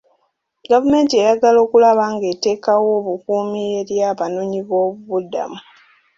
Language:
Ganda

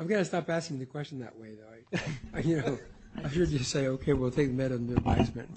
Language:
English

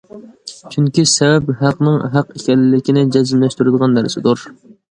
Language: Uyghur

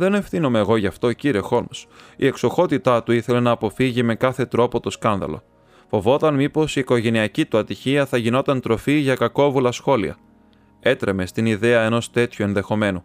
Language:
Greek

